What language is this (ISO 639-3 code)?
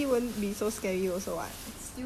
eng